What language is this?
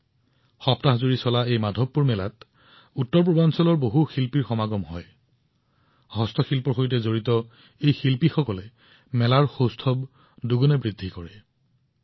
Assamese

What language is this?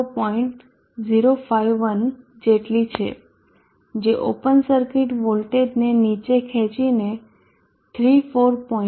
Gujarati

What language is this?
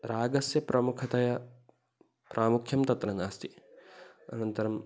Sanskrit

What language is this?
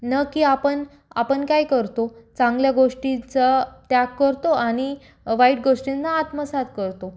Marathi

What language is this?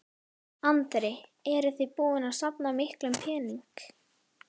Icelandic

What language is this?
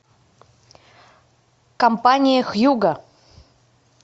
Russian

